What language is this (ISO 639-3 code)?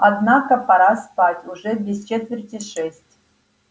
rus